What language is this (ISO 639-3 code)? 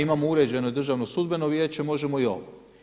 hrv